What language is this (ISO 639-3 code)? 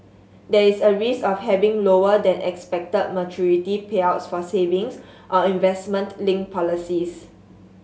eng